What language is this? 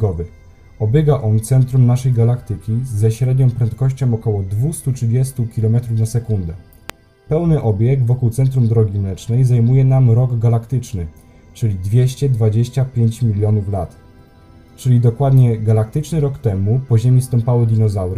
Polish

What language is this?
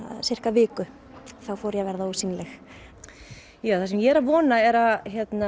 Icelandic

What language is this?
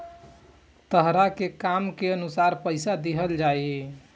Bhojpuri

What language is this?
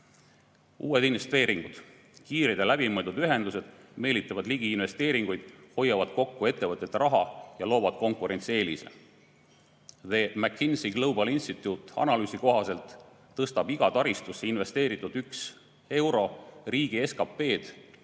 Estonian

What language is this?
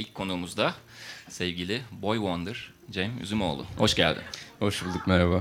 Turkish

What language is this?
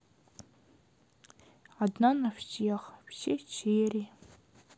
Russian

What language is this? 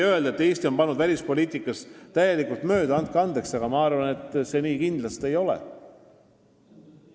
Estonian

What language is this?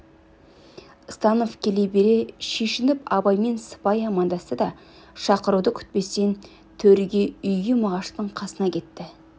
Kazakh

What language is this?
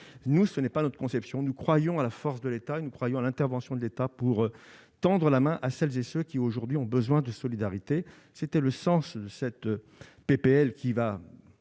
French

